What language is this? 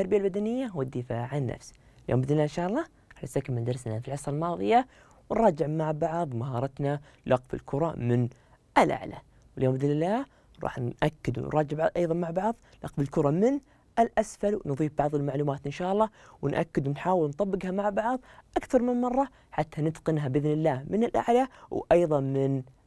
Arabic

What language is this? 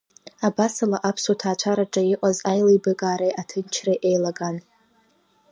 Abkhazian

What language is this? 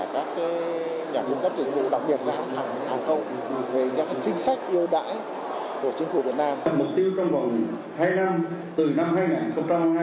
Vietnamese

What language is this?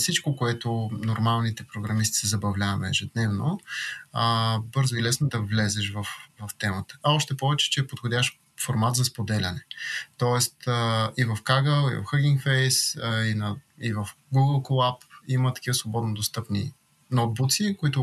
Bulgarian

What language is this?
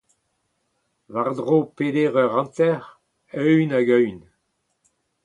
Breton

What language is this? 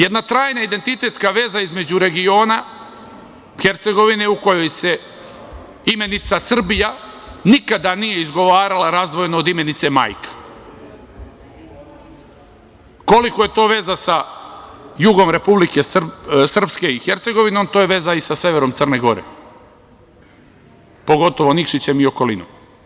Serbian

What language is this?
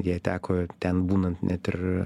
Lithuanian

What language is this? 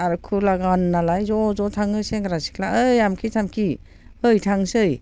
Bodo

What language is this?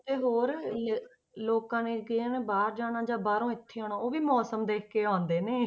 Punjabi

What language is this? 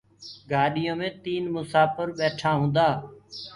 Gurgula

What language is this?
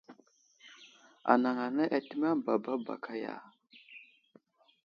Wuzlam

